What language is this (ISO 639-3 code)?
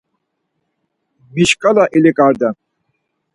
lzz